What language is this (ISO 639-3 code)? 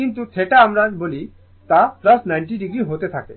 ben